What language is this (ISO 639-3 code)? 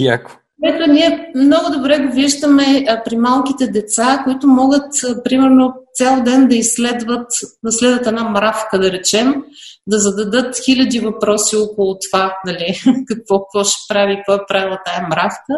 bul